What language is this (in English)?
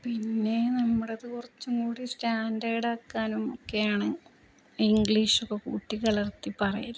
Malayalam